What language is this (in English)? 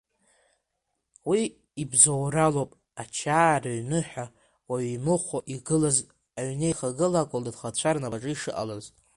Abkhazian